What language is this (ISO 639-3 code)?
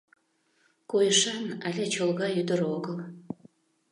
chm